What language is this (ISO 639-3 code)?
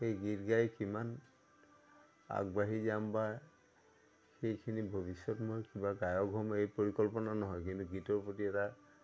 asm